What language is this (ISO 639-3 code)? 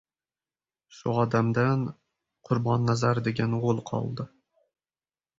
uzb